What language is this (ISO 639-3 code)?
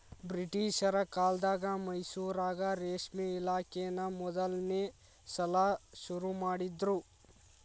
kan